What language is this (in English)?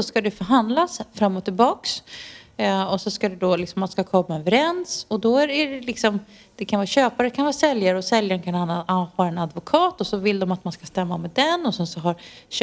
Swedish